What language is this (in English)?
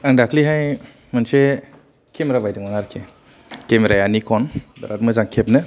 Bodo